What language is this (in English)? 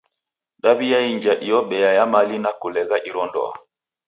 Taita